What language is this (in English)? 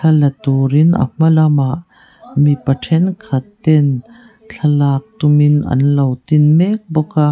Mizo